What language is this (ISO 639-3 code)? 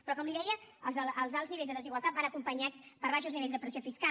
cat